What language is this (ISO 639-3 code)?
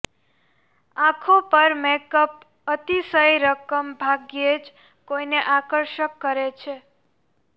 guj